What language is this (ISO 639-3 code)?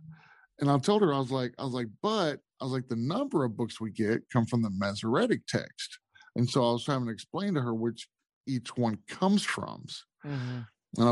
eng